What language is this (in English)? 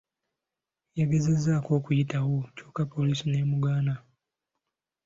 Ganda